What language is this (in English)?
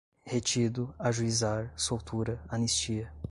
Portuguese